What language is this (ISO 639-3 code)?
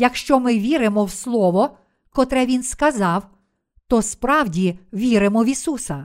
ukr